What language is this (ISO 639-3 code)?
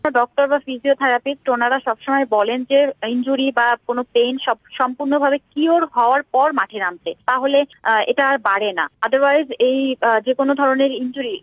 ben